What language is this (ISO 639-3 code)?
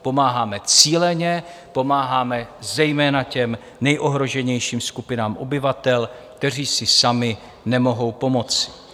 ces